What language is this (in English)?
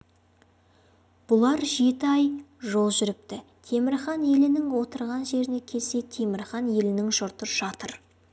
Kazakh